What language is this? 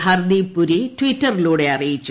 Malayalam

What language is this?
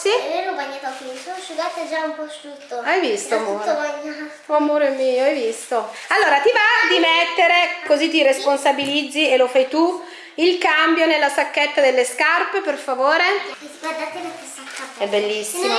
Italian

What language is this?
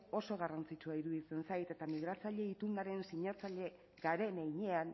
Basque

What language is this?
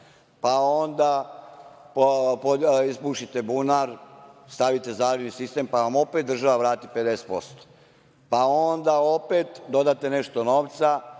Serbian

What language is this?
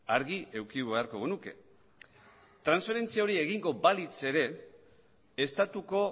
Basque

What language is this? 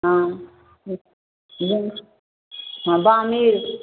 Maithili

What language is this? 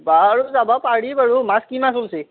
Assamese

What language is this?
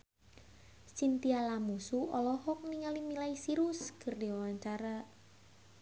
Sundanese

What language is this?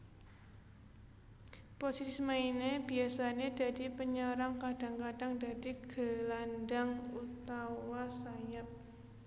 Javanese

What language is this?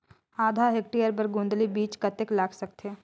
Chhattisgarhi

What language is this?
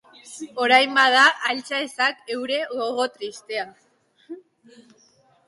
Basque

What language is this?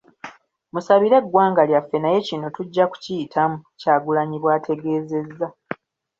Ganda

